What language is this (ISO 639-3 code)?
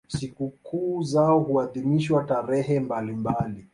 swa